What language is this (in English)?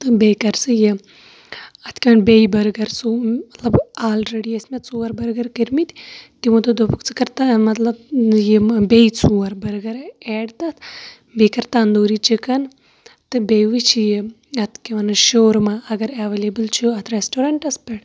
Kashmiri